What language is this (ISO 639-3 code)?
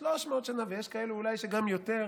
heb